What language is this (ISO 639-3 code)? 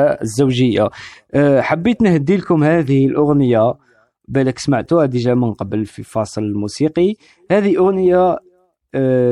ara